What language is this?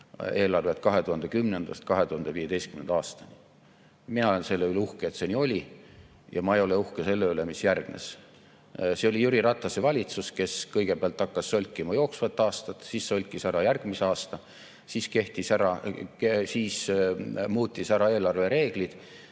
Estonian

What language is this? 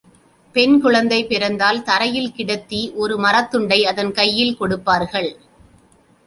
Tamil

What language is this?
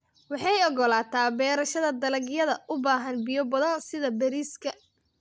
Somali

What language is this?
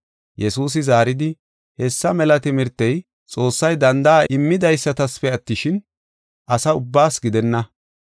Gofa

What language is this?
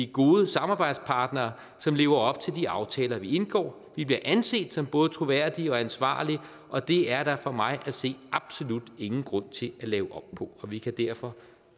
Danish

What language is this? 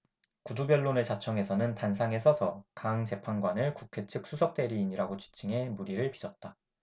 Korean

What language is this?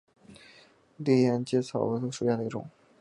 Chinese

